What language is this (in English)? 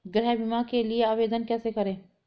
Hindi